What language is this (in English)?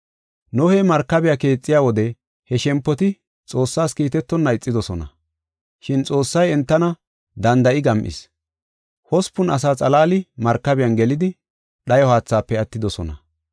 Gofa